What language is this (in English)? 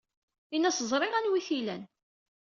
Kabyle